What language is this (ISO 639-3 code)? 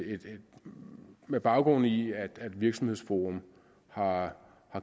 dan